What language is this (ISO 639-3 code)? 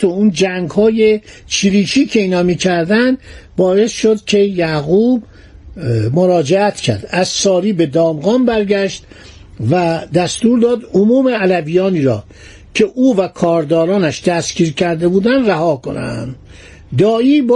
fas